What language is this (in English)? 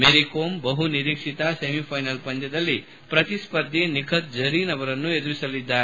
Kannada